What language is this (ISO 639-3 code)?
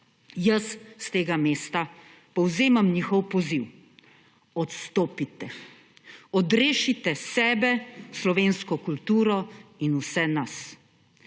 slv